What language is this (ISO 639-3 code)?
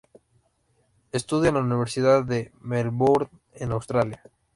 spa